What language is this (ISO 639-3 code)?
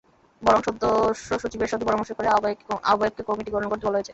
ben